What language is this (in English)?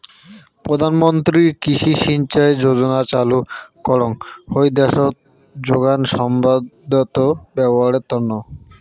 Bangla